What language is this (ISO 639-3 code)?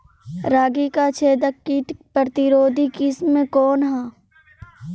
bho